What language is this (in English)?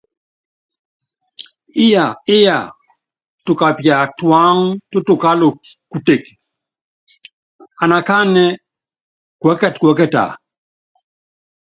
Yangben